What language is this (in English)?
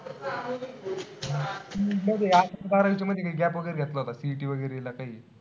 Marathi